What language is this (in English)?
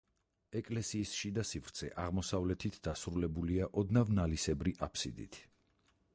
Georgian